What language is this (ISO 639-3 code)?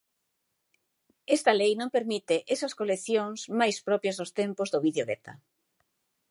glg